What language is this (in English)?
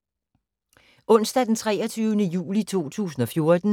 Danish